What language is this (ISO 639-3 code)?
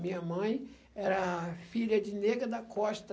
por